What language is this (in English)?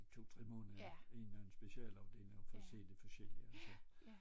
Danish